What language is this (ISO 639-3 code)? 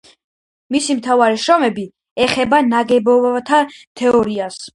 kat